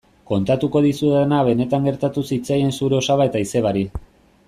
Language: Basque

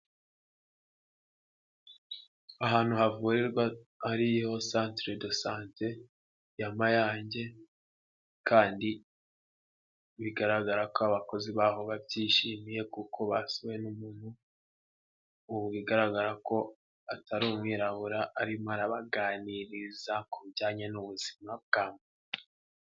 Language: Kinyarwanda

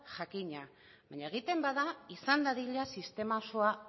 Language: Basque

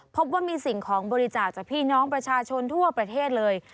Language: Thai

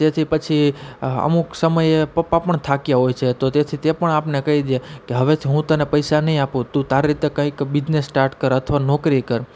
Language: Gujarati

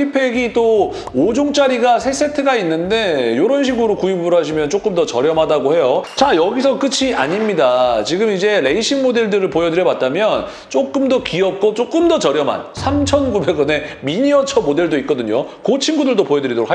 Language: Korean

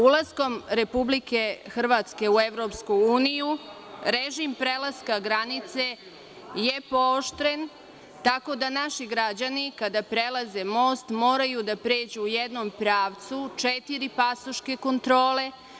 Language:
Serbian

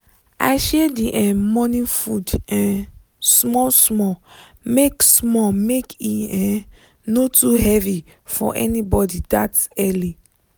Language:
Nigerian Pidgin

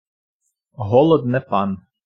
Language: Ukrainian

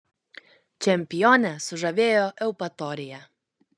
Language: Lithuanian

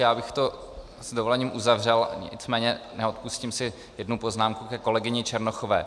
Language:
Czech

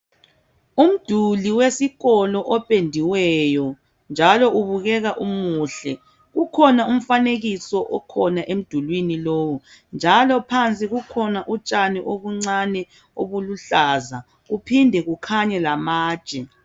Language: North Ndebele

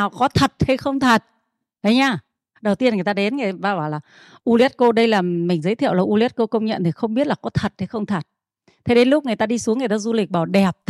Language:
Vietnamese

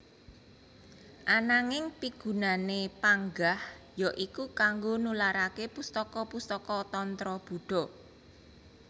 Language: Javanese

